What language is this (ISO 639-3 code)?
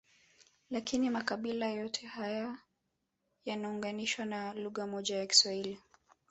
swa